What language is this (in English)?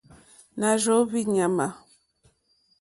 Mokpwe